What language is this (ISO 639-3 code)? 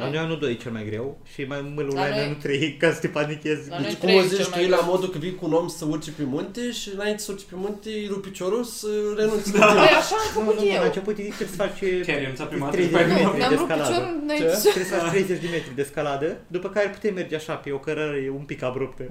ron